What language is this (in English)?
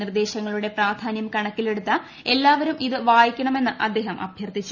Malayalam